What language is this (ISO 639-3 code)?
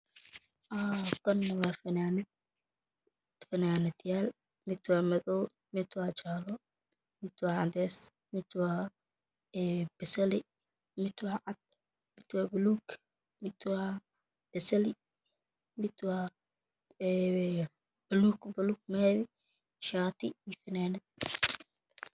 som